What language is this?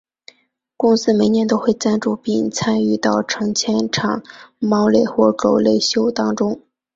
Chinese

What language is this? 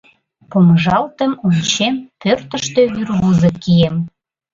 Mari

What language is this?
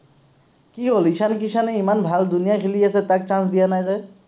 Assamese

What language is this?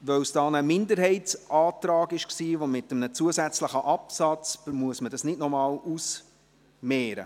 Swiss German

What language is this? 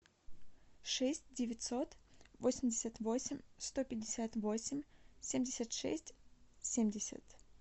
Russian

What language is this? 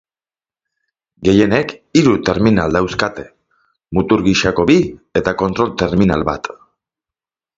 Basque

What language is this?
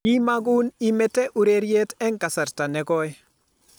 Kalenjin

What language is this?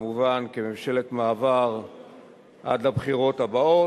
Hebrew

